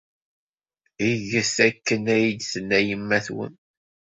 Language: Kabyle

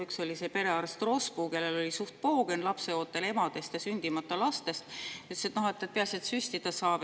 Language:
Estonian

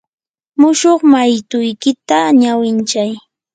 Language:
Yanahuanca Pasco Quechua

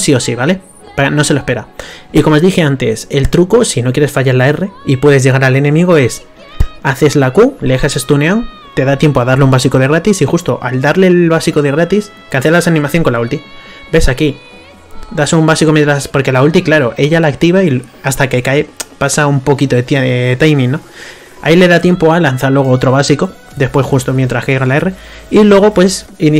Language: Spanish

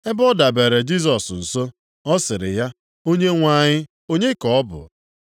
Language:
Igbo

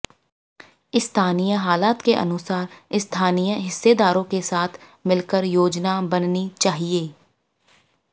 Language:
Hindi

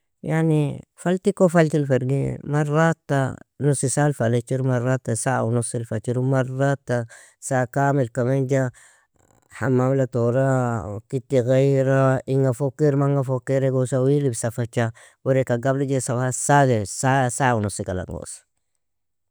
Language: Nobiin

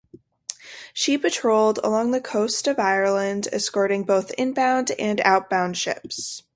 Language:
English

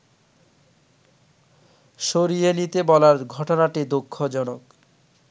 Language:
Bangla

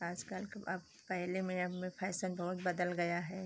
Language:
Hindi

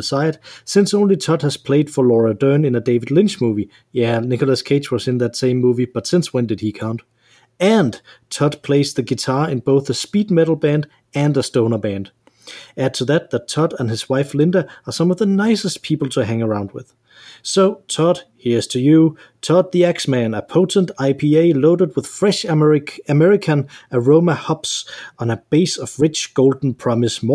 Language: Danish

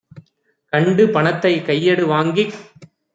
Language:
Tamil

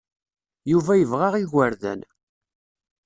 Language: Kabyle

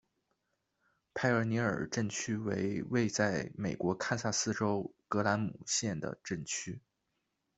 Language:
Chinese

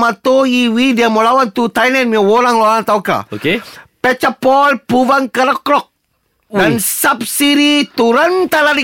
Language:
Malay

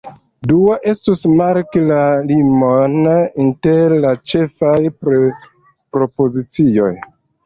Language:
Esperanto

